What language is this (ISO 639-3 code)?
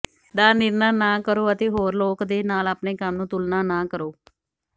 pan